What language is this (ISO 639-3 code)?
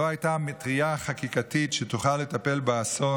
heb